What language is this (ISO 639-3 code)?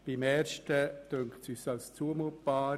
gsw